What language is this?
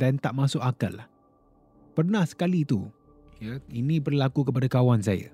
Malay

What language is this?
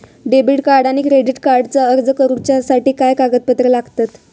Marathi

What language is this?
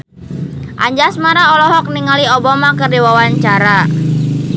Sundanese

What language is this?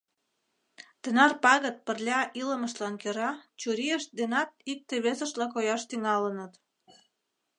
Mari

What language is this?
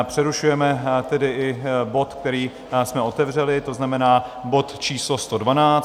Czech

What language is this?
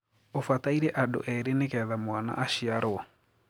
Kikuyu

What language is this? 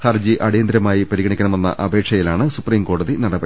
Malayalam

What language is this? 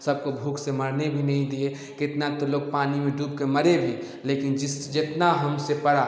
Hindi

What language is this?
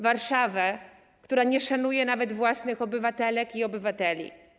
Polish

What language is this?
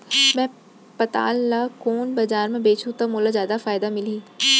Chhattisgarhi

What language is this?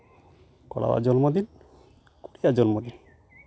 Santali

